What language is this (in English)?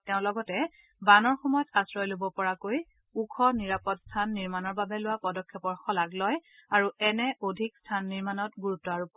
Assamese